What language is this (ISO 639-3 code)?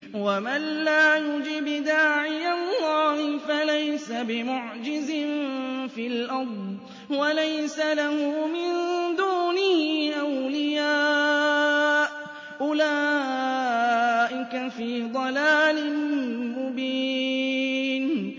ara